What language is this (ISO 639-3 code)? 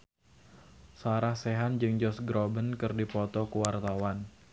sun